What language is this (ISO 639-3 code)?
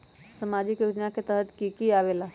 mag